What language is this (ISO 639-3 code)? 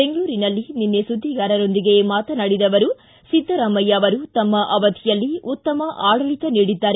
kan